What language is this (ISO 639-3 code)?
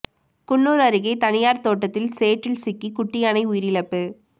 tam